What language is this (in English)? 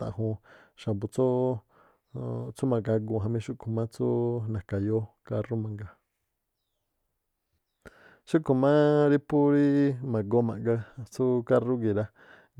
Tlacoapa Me'phaa